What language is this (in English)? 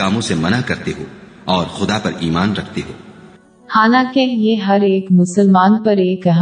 Urdu